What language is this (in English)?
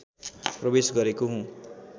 Nepali